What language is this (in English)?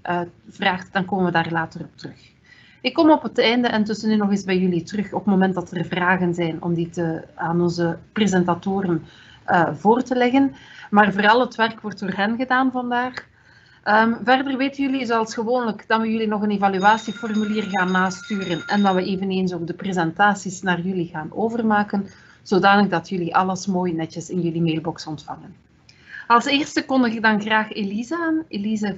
Dutch